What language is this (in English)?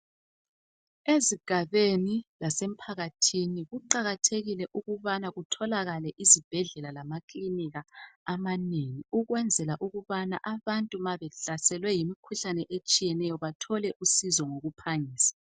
North Ndebele